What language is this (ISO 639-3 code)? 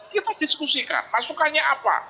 ind